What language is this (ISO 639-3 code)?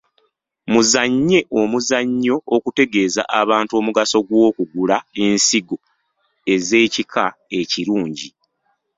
lug